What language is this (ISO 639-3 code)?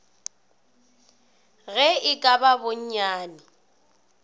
nso